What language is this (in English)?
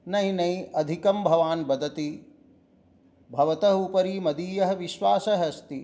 Sanskrit